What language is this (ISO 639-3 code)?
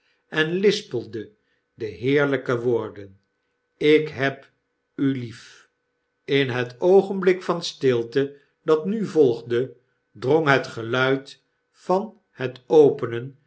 nld